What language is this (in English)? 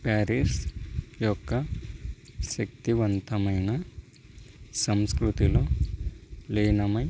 Telugu